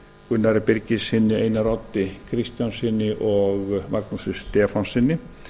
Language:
Icelandic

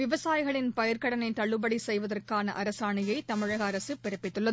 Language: Tamil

